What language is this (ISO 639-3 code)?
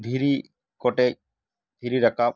sat